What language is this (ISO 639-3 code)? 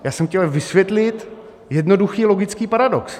ces